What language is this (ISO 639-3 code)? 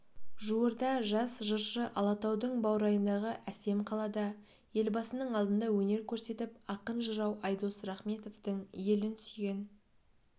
kaz